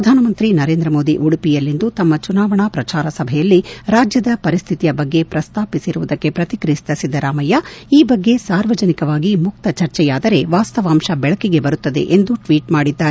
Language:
Kannada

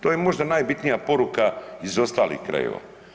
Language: Croatian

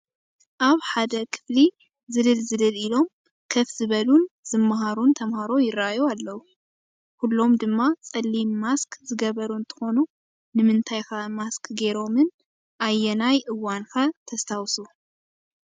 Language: Tigrinya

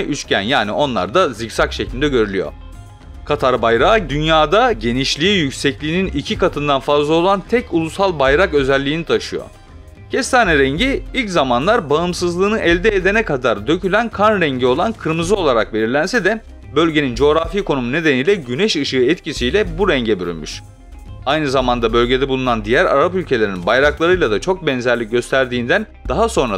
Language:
Turkish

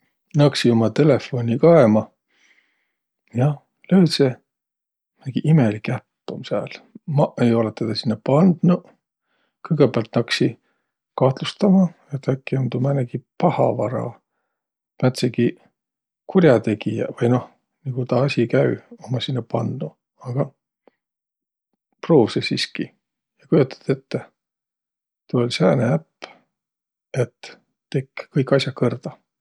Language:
Võro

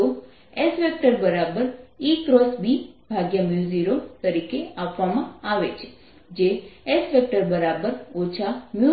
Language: Gujarati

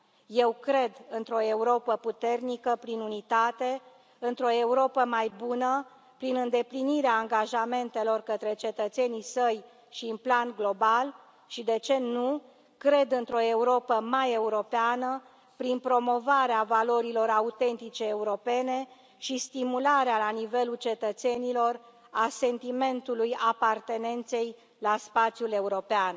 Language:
Romanian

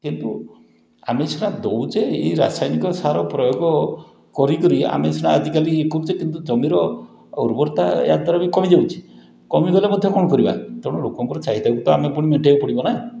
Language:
Odia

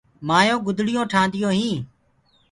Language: Gurgula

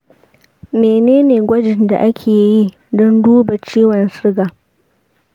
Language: Hausa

